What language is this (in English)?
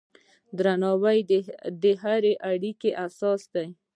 Pashto